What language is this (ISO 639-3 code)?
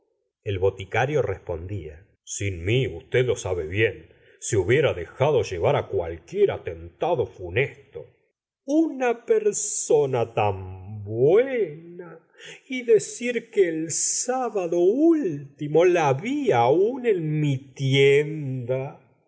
spa